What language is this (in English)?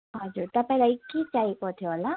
Nepali